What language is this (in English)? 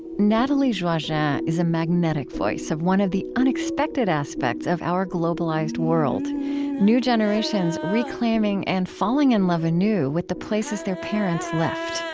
English